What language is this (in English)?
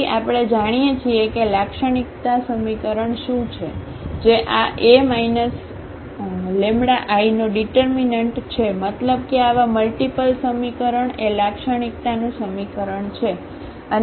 Gujarati